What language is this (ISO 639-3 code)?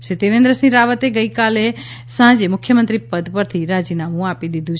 guj